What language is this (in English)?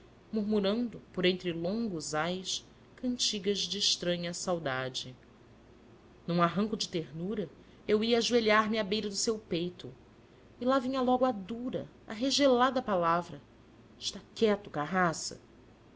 Portuguese